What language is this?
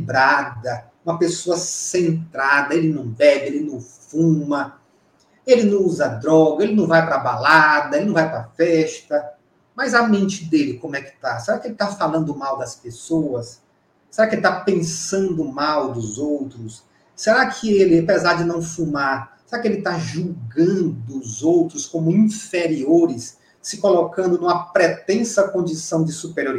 Portuguese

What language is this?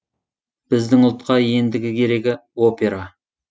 Kazakh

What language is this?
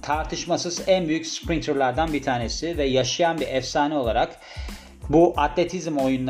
Turkish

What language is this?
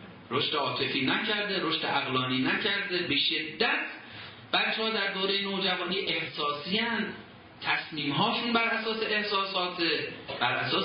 Persian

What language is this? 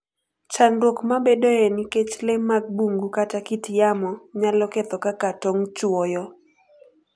Luo (Kenya and Tanzania)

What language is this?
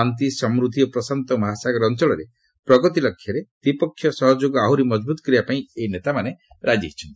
Odia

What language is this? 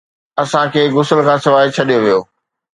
Sindhi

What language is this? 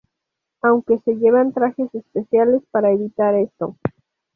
Spanish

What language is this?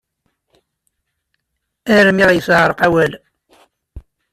Kabyle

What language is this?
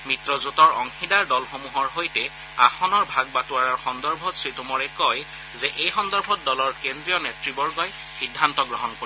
Assamese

